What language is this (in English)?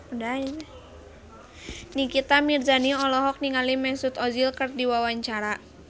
Sundanese